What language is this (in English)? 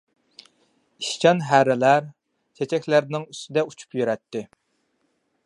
Uyghur